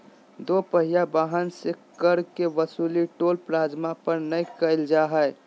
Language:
Magahi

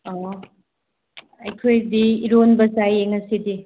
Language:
Manipuri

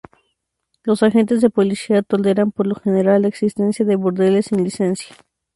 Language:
Spanish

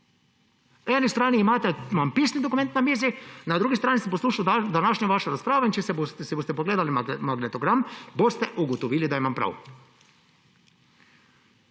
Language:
Slovenian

